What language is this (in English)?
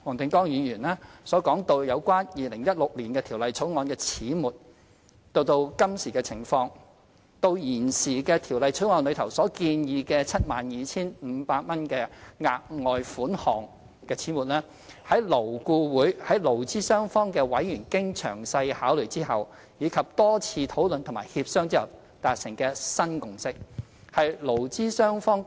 Cantonese